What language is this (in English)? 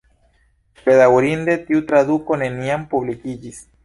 Esperanto